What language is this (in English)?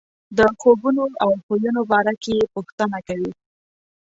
Pashto